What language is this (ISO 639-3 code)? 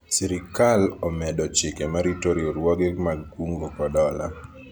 luo